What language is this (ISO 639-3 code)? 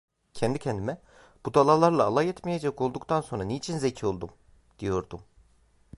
tur